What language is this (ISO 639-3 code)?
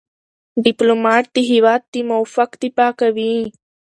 pus